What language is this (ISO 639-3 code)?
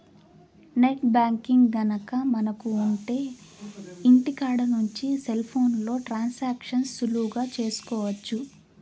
tel